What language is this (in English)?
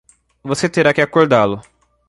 Portuguese